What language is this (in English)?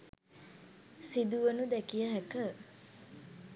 Sinhala